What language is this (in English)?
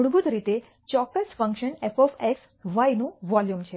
Gujarati